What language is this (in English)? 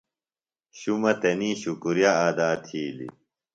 Phalura